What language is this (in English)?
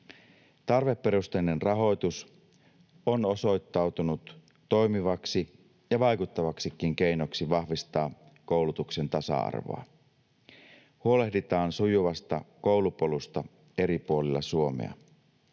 Finnish